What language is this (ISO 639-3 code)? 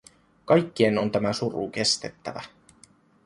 fin